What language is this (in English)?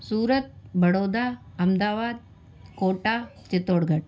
Sindhi